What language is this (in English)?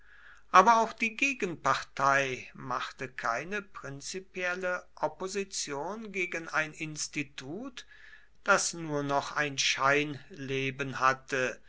German